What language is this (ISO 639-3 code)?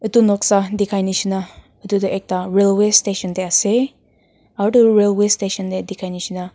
nag